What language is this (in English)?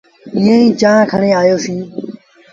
Sindhi Bhil